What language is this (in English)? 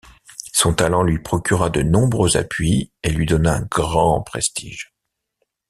French